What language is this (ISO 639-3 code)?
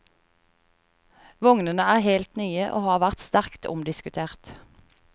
nor